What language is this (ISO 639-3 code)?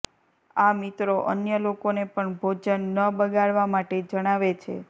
guj